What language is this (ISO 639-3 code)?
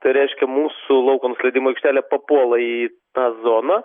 lit